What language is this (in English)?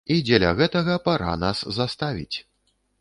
Belarusian